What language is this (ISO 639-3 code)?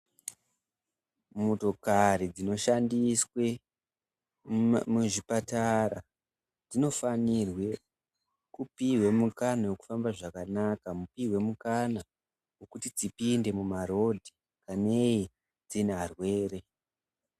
ndc